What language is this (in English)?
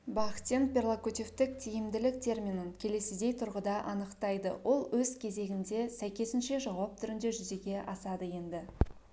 Kazakh